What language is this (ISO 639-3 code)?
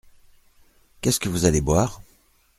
fra